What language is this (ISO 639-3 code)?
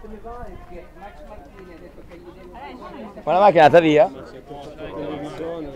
ita